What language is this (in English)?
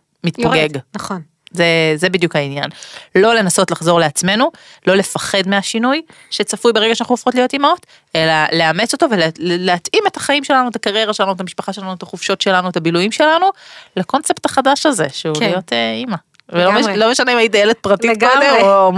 Hebrew